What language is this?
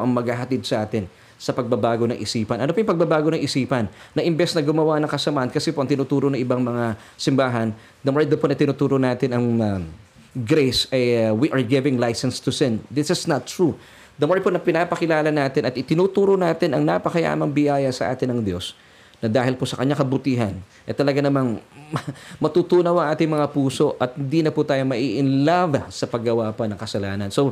Filipino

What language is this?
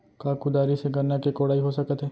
Chhattisgarhi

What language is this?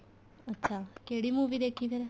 Punjabi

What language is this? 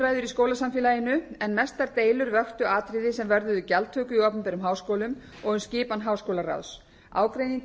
Icelandic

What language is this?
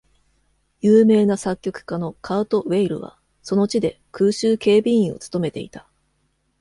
Japanese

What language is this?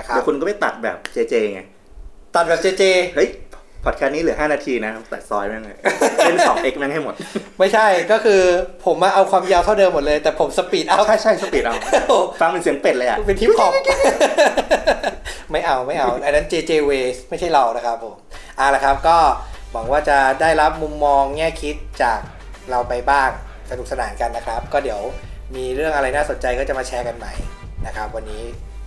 Thai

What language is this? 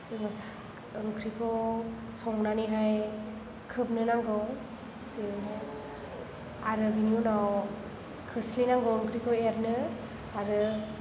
Bodo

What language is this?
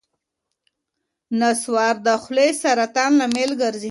Pashto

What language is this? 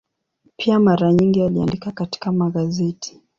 Swahili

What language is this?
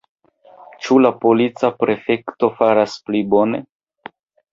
Esperanto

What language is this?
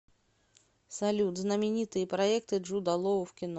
Russian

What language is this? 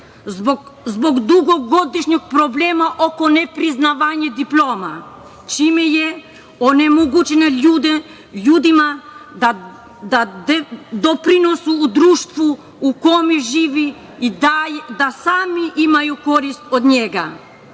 Serbian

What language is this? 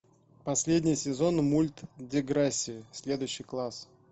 Russian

